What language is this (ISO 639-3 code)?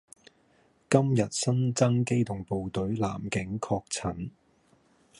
yue